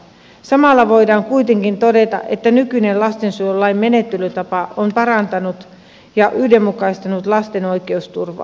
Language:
Finnish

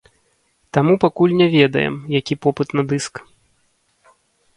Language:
Belarusian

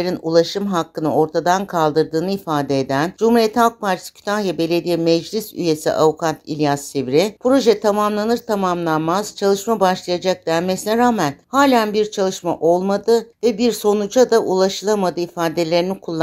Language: Turkish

